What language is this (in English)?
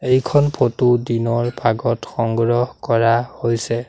Assamese